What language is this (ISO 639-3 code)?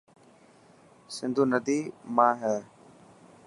mki